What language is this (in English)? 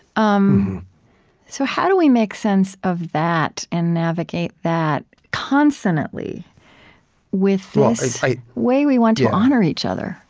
English